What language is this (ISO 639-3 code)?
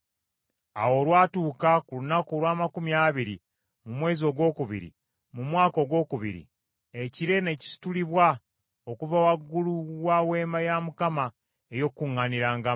lug